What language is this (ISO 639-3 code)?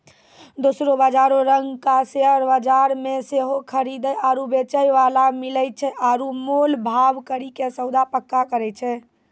mai